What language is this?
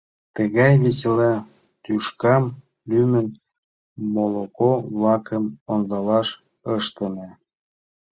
Mari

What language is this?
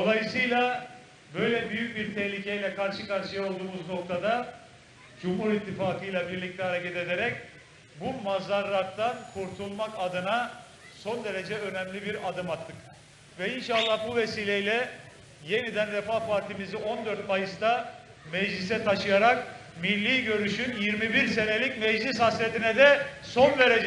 Turkish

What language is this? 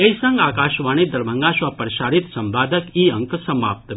Maithili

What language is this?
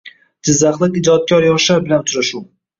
Uzbek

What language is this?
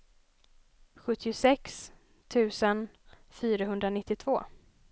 Swedish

